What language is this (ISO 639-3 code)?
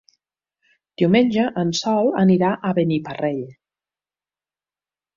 cat